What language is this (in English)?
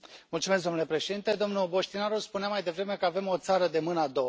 Romanian